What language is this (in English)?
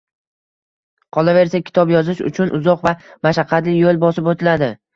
Uzbek